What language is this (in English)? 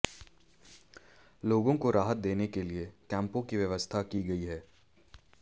Hindi